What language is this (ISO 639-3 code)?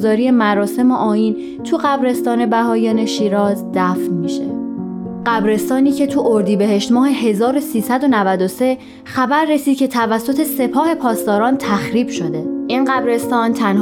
fas